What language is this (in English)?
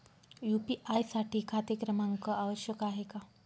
Marathi